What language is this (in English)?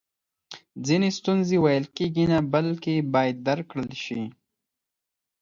Pashto